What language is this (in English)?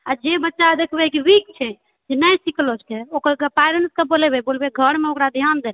Maithili